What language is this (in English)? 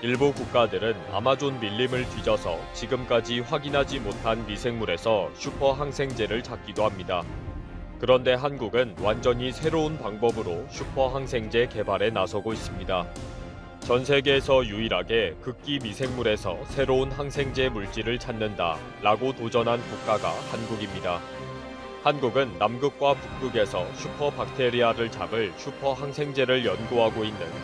Korean